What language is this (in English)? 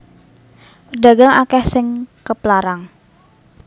Javanese